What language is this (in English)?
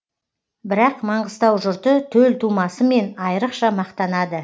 Kazakh